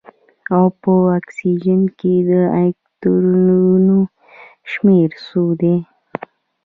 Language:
Pashto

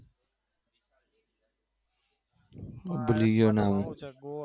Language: Gujarati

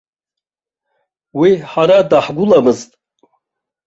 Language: Abkhazian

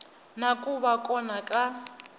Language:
Tsonga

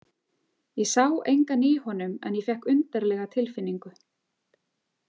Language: Icelandic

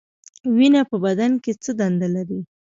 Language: Pashto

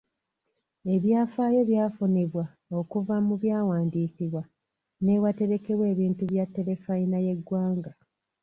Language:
Ganda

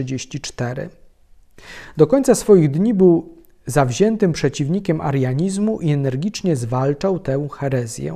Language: Polish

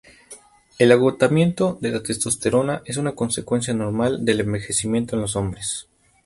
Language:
Spanish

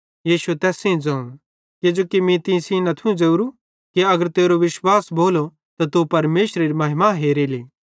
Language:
Bhadrawahi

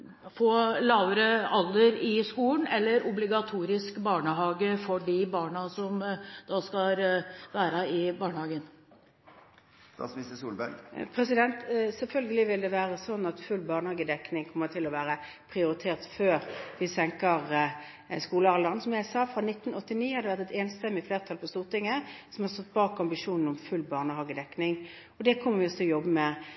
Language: Norwegian Bokmål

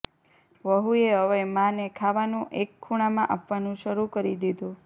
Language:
Gujarati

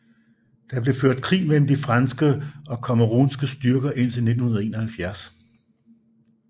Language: Danish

